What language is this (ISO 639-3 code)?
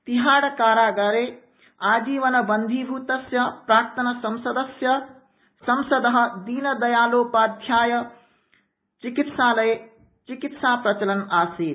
san